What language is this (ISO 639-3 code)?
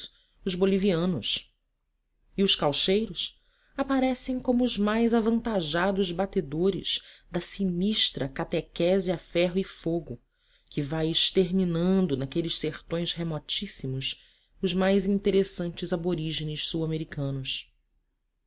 por